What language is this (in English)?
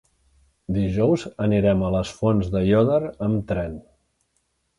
Catalan